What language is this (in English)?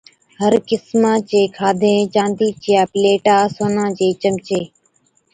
Od